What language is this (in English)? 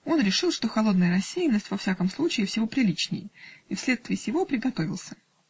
Russian